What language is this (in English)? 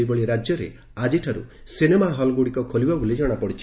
Odia